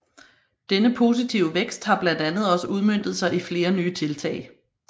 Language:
Danish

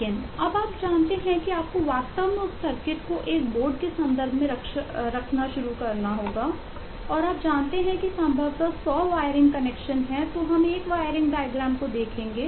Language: Hindi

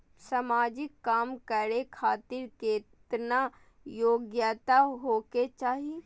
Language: Maithili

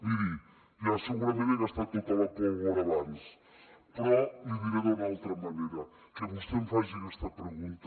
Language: Catalan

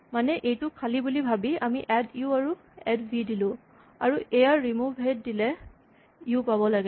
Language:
Assamese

